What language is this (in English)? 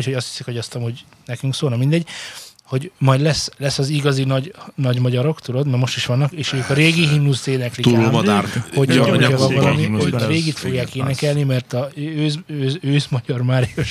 Hungarian